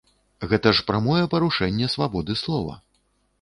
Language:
Belarusian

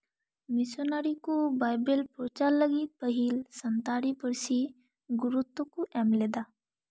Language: Santali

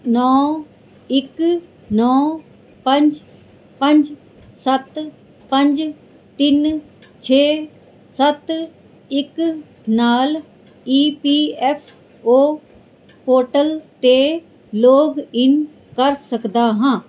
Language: Punjabi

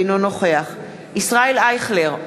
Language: Hebrew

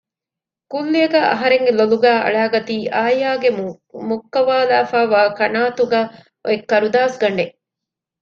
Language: Divehi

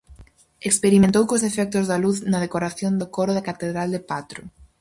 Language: Galician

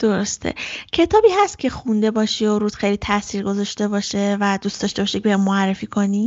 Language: Persian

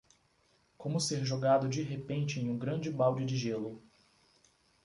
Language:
Portuguese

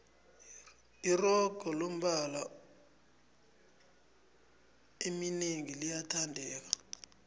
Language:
South Ndebele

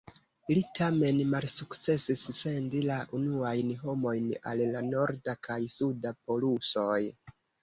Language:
Esperanto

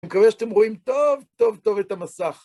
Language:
Hebrew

